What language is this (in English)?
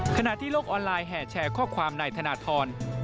Thai